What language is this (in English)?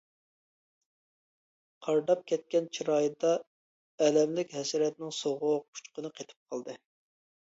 Uyghur